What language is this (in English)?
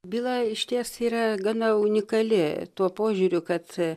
Lithuanian